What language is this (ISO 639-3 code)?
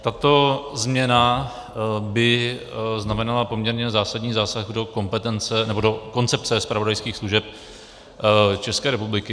ces